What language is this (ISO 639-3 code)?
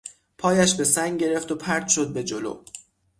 fas